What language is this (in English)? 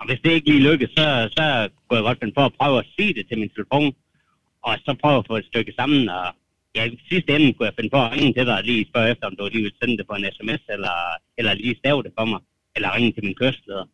Danish